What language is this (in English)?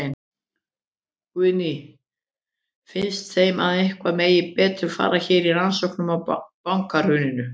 Icelandic